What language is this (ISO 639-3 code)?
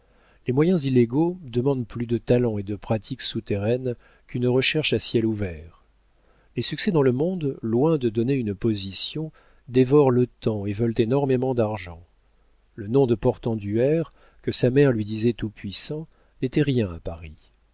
fra